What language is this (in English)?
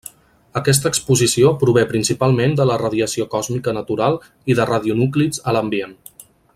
Catalan